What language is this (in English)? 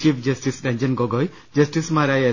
Malayalam